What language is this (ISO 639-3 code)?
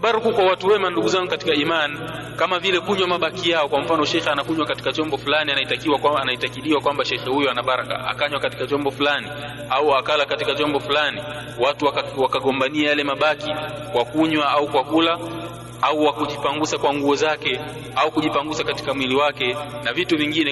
swa